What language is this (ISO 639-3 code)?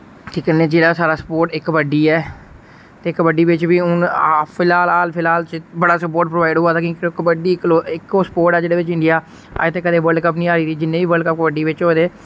doi